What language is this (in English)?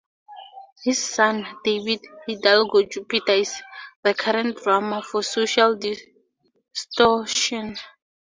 English